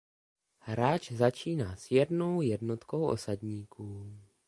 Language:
Czech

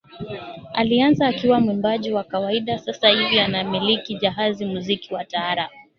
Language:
Swahili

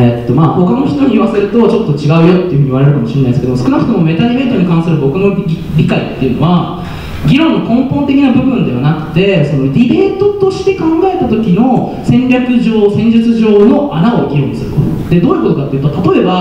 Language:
Japanese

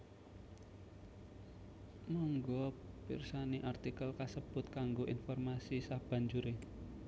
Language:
Javanese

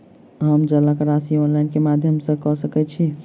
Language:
Maithili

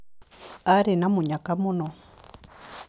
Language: Kikuyu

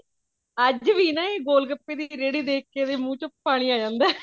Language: Punjabi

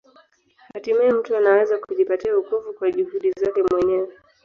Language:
Swahili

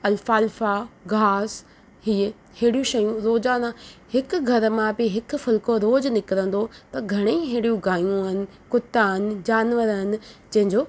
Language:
Sindhi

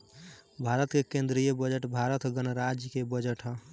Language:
Bhojpuri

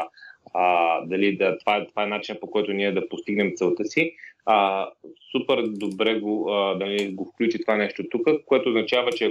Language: Bulgarian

